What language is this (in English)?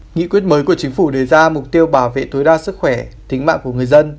Vietnamese